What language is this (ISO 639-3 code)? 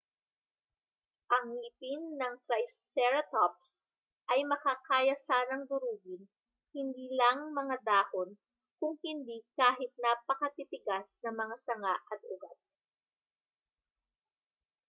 fil